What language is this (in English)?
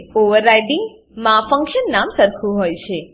Gujarati